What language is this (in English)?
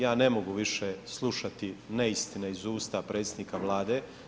Croatian